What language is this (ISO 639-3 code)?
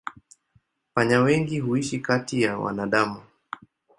swa